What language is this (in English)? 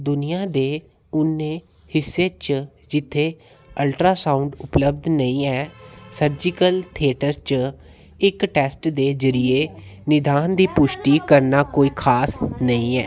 Dogri